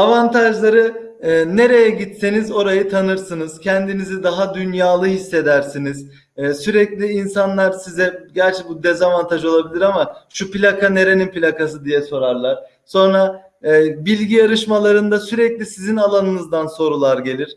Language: Turkish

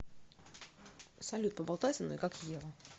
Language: Russian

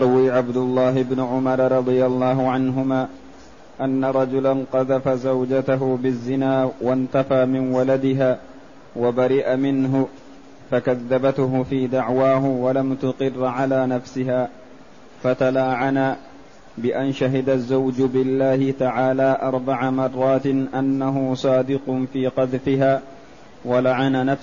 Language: Arabic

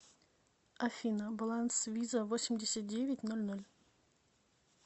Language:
Russian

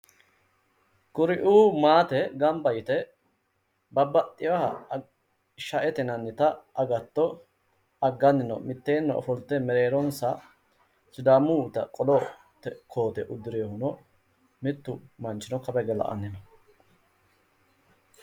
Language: Sidamo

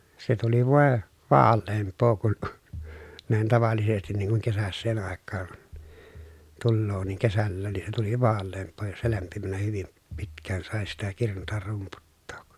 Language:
Finnish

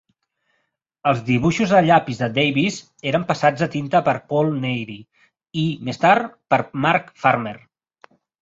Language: Catalan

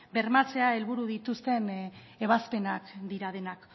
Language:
Basque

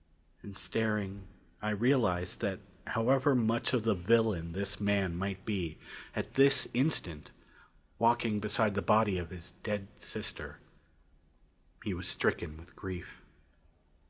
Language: English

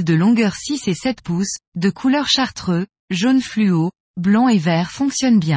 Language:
French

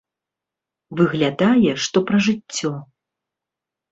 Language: Belarusian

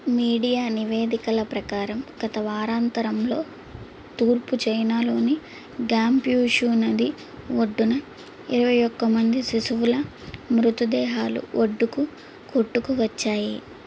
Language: Telugu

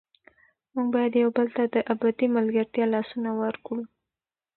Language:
Pashto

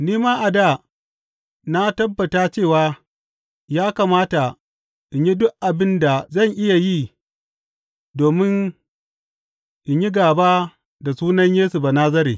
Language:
Hausa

